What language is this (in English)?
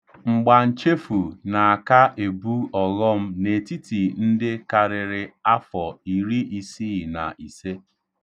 Igbo